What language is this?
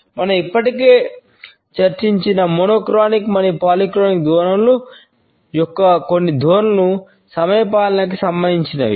Telugu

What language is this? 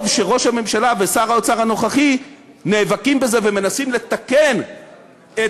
Hebrew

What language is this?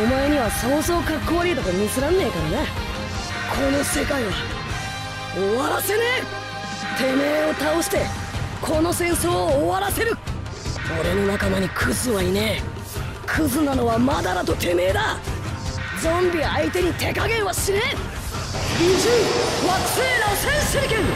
Japanese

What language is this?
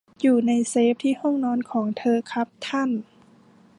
Thai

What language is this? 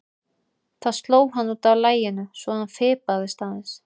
Icelandic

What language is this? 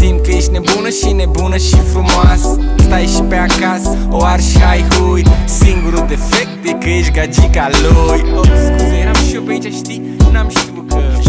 Romanian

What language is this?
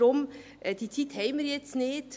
Swiss German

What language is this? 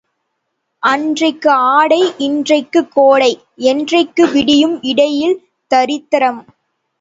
Tamil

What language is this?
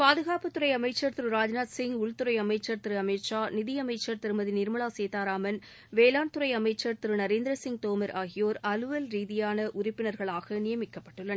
Tamil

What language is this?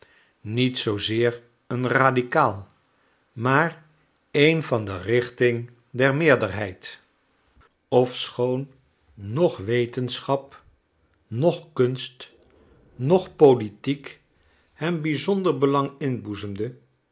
Dutch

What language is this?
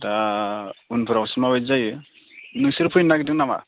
Bodo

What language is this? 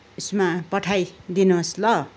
Nepali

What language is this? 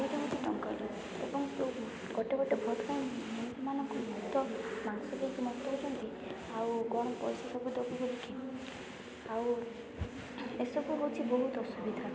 Odia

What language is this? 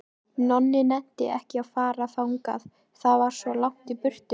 Icelandic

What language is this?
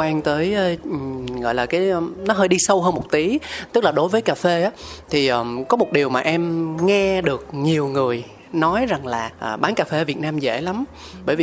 Vietnamese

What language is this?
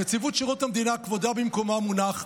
Hebrew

